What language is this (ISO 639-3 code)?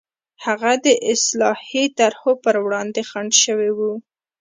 pus